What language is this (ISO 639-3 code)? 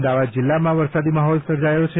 guj